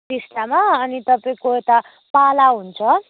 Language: Nepali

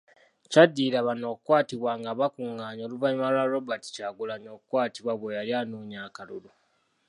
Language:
Ganda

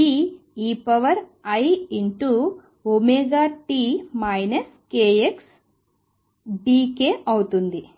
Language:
Telugu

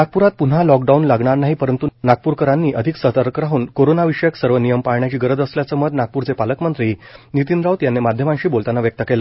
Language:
Marathi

